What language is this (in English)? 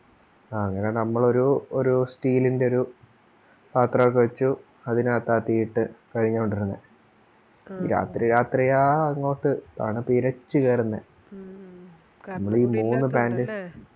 Malayalam